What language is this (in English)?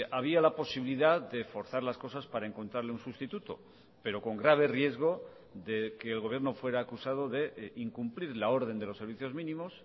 Spanish